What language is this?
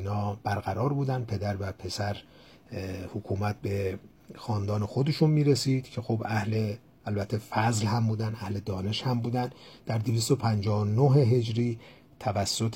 Persian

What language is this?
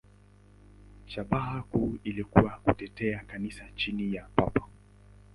Swahili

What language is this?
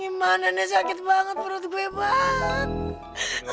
Indonesian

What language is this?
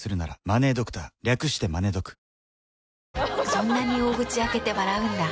Japanese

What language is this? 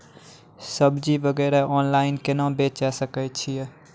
Maithili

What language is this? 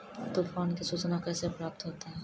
Maithili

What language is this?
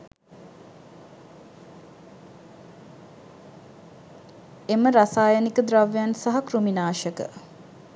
Sinhala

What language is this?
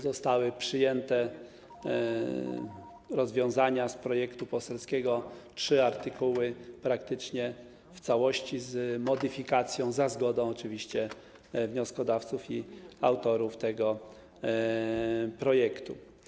Polish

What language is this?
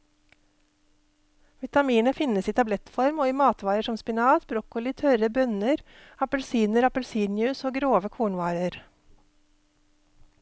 Norwegian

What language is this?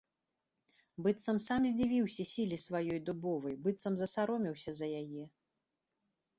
Belarusian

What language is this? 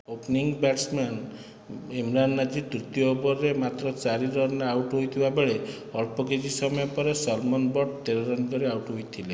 Odia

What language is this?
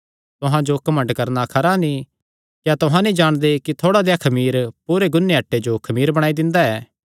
Kangri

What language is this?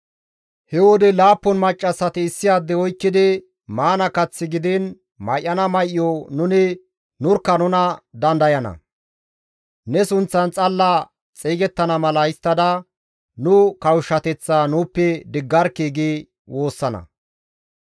Gamo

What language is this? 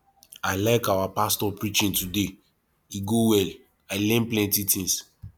Nigerian Pidgin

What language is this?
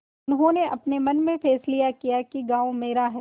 Hindi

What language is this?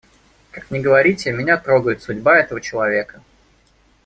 Russian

